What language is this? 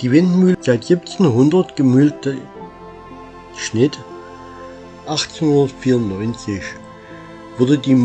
German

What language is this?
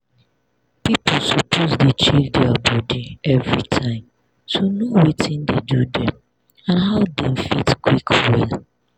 Nigerian Pidgin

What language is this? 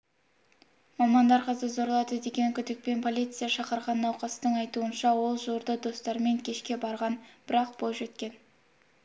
Kazakh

